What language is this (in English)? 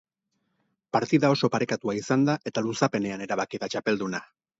Basque